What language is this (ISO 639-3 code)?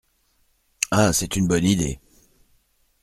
fra